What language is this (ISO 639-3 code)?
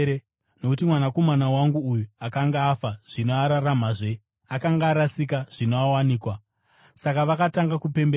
sna